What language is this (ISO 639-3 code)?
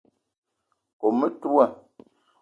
eto